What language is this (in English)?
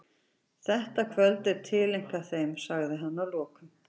Icelandic